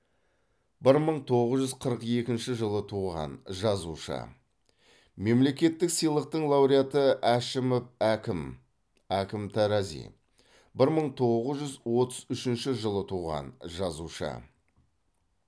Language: Kazakh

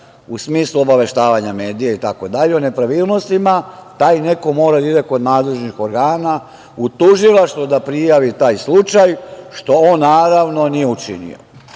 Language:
Serbian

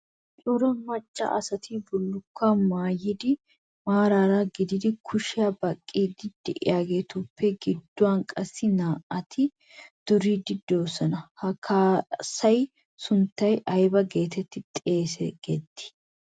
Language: Wolaytta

